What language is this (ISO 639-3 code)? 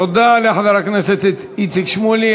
heb